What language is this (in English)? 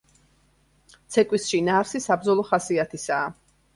Georgian